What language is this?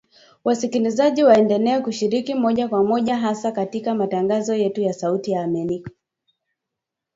Swahili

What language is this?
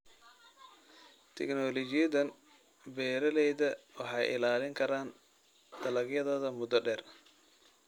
Somali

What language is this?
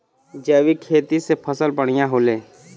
Bhojpuri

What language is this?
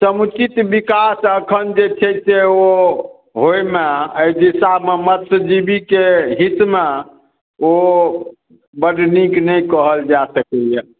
Maithili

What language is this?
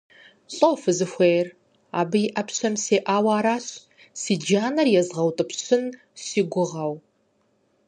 Kabardian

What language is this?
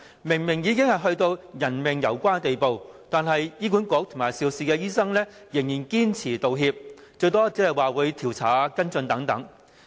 Cantonese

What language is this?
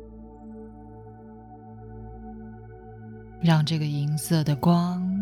Chinese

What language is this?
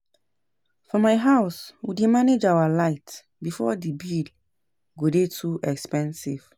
Nigerian Pidgin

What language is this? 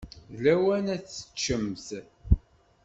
Kabyle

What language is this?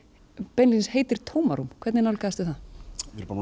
Icelandic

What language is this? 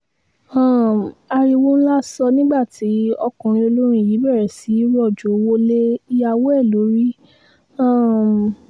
Yoruba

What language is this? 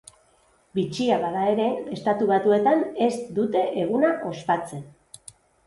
Basque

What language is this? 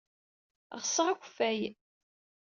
Kabyle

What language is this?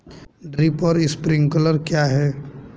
Hindi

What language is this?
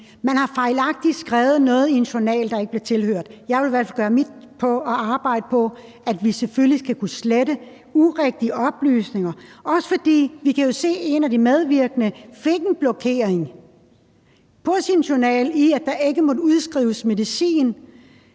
Danish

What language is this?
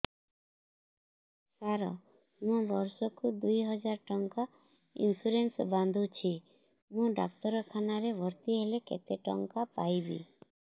Odia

